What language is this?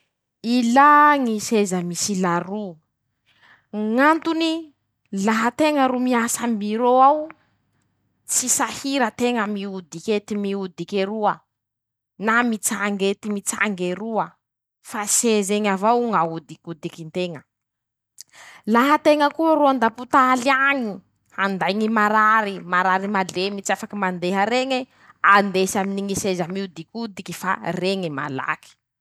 Masikoro Malagasy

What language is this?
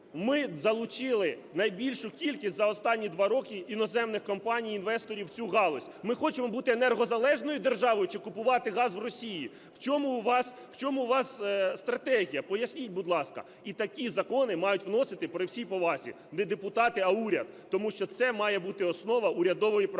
Ukrainian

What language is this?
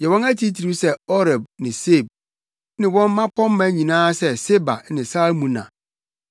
Akan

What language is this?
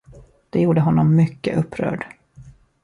Swedish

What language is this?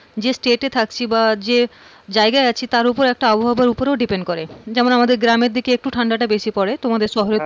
Bangla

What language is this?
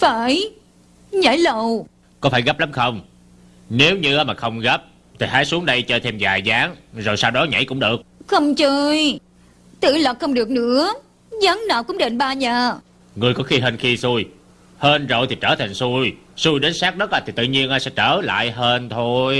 Vietnamese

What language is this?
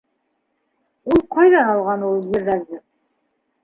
Bashkir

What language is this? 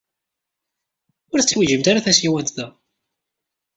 Kabyle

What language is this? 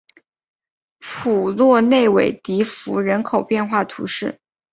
Chinese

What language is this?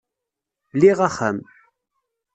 Kabyle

